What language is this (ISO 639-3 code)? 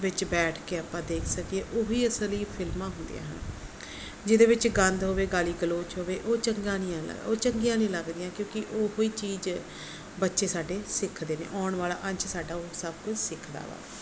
pan